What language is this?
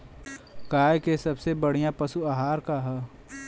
Bhojpuri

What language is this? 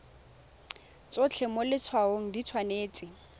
Tswana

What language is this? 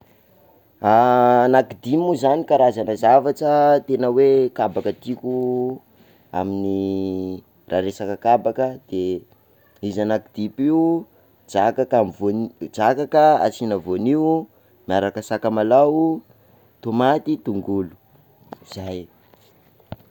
Sakalava Malagasy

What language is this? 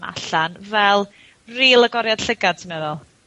Welsh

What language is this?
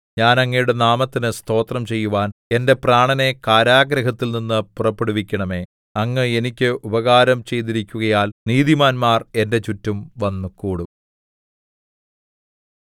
Malayalam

